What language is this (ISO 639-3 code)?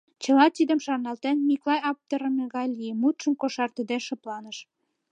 chm